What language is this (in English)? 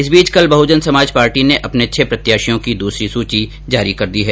Hindi